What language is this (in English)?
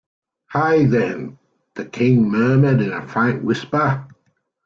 English